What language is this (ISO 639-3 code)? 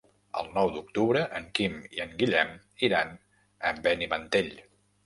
cat